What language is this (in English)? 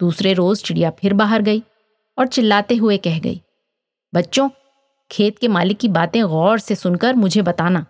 Hindi